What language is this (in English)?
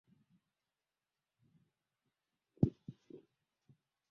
Swahili